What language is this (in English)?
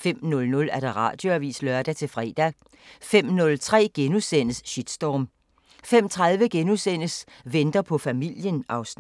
Danish